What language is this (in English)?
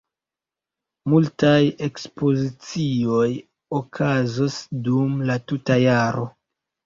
Esperanto